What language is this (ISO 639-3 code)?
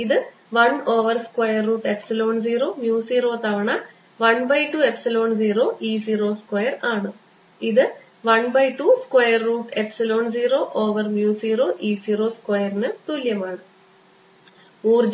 mal